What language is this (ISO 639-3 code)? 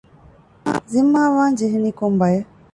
div